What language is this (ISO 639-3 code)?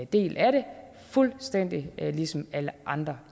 dan